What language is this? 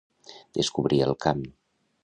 Catalan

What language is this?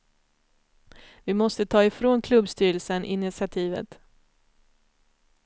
Swedish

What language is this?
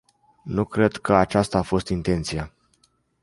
Romanian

